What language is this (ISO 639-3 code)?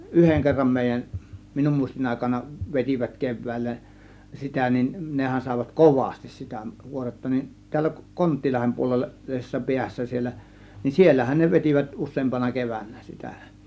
fin